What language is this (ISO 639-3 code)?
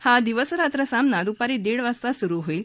mar